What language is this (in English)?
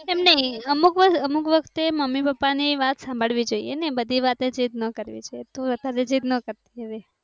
Gujarati